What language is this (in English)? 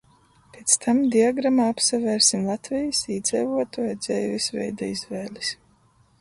Latgalian